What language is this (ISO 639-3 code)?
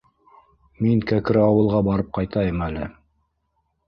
bak